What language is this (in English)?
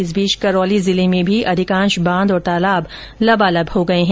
Hindi